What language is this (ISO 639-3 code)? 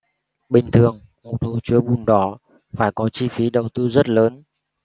vie